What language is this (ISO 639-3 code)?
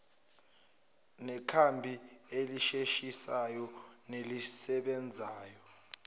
zul